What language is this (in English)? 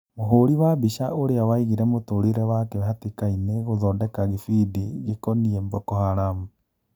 Kikuyu